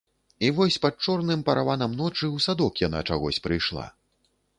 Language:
Belarusian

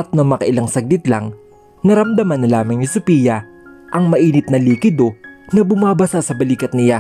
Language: Filipino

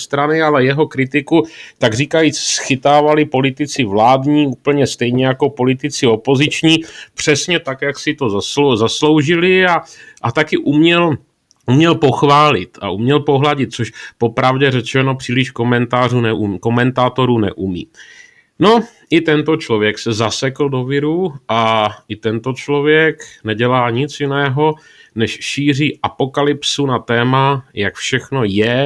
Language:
Czech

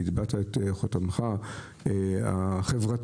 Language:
Hebrew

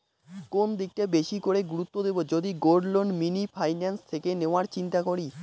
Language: Bangla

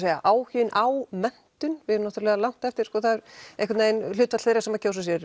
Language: Icelandic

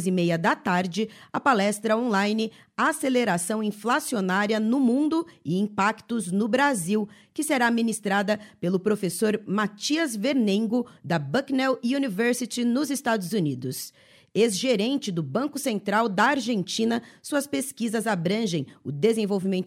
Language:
Portuguese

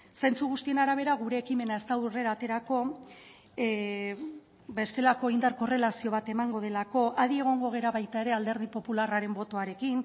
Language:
Basque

